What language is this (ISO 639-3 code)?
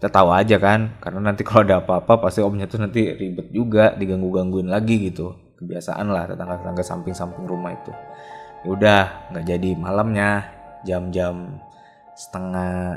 ind